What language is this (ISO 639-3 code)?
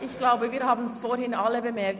gsw